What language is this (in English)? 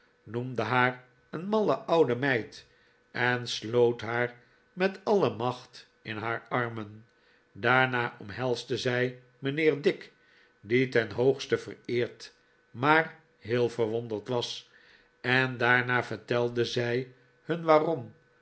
Dutch